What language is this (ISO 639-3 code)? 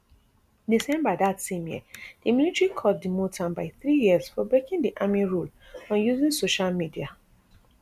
pcm